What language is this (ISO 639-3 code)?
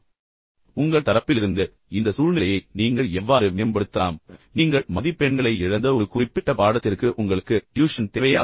tam